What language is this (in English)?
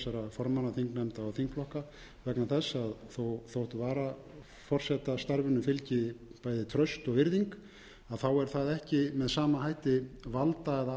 Icelandic